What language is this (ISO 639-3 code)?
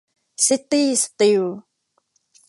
tha